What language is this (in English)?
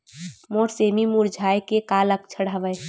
Chhattisgarhi